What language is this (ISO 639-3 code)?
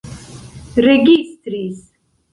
epo